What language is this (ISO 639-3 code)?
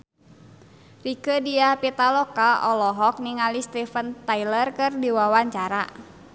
sun